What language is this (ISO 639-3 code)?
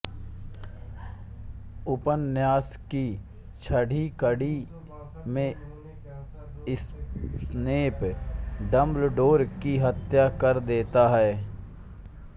hin